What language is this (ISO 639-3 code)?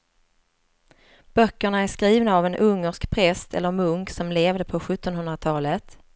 swe